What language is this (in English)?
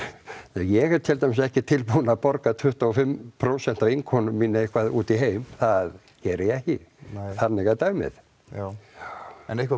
Icelandic